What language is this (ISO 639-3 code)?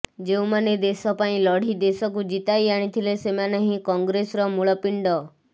ori